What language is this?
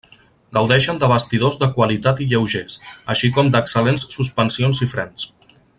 Catalan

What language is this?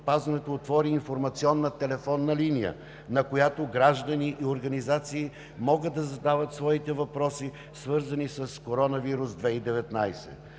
Bulgarian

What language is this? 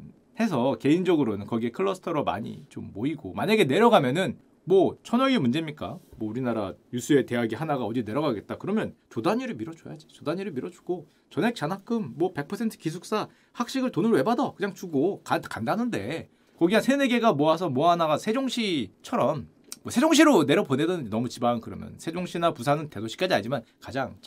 Korean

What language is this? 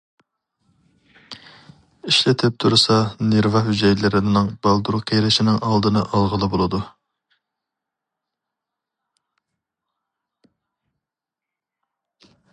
Uyghur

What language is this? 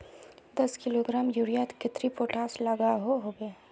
Magahi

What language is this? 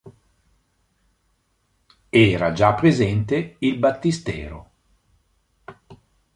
Italian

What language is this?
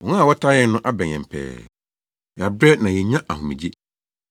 Akan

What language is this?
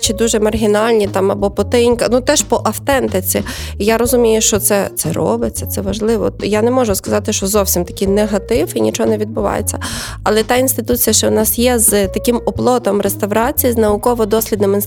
Ukrainian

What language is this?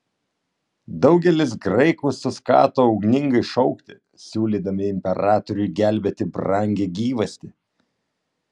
Lithuanian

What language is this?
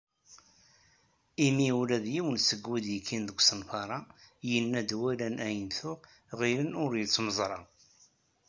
Kabyle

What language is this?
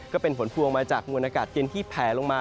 Thai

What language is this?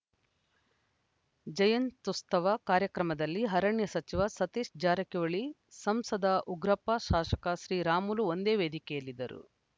Kannada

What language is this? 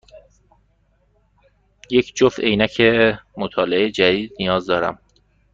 Persian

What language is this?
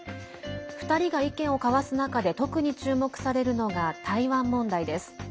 Japanese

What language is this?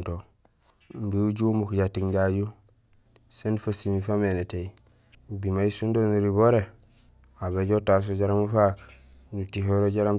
Gusilay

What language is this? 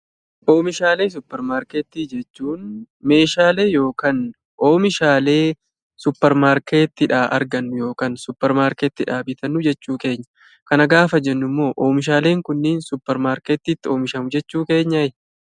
Oromo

